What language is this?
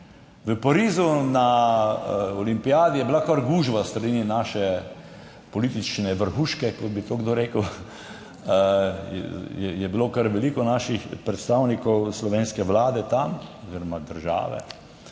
Slovenian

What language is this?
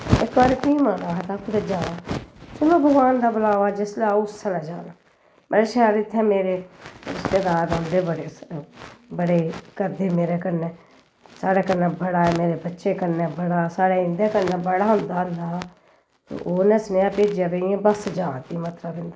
Dogri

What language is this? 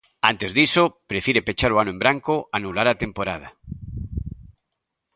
Galician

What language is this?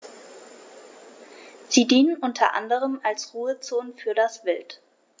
German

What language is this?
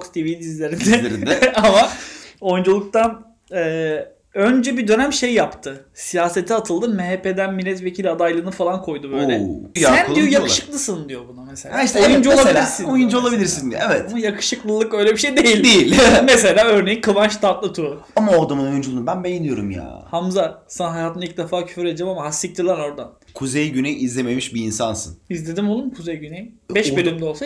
Turkish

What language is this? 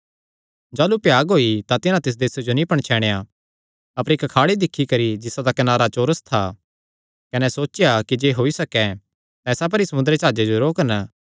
Kangri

